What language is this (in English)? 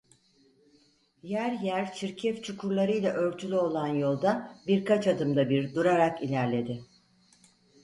Turkish